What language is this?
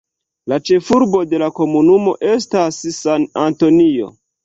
Esperanto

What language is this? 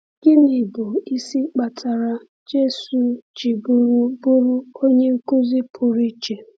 Igbo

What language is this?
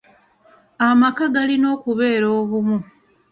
Ganda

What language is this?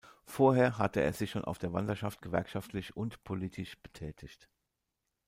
German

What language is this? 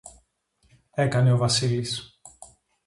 Greek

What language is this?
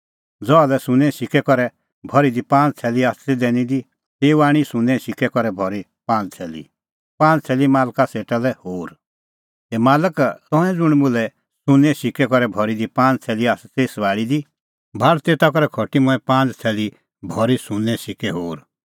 Kullu Pahari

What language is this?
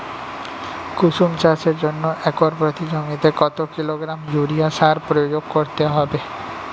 Bangla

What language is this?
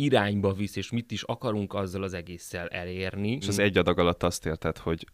Hungarian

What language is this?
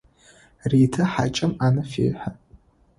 Adyghe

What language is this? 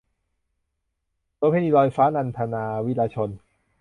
Thai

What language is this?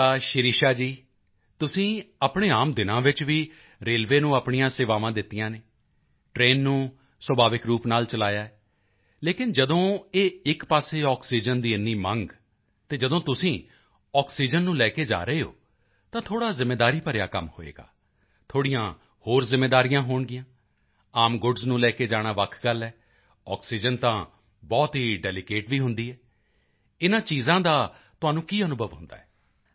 Punjabi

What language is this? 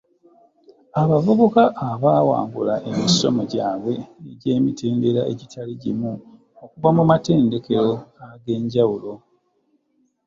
Ganda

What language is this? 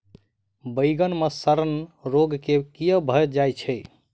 Maithili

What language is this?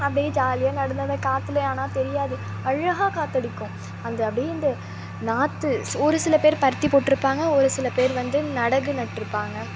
Tamil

